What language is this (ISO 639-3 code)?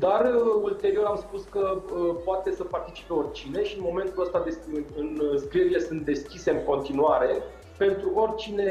ron